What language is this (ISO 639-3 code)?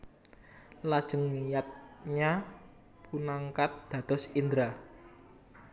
jav